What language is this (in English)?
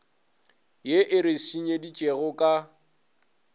Northern Sotho